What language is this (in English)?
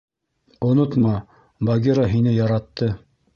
Bashkir